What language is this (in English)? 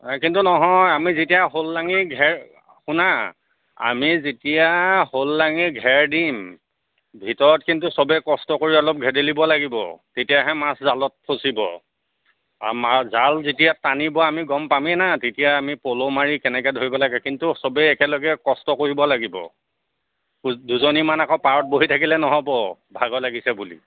Assamese